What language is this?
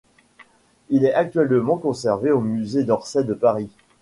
French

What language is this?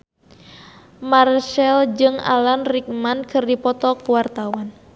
Sundanese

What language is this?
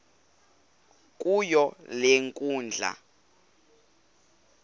Xhosa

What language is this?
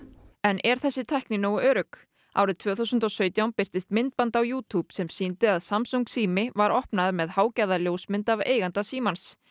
Icelandic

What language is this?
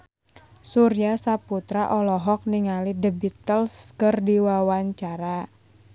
Sundanese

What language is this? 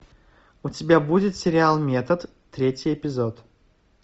Russian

